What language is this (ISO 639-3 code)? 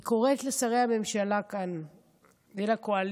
heb